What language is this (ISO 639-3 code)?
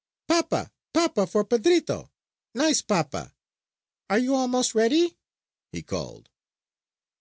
eng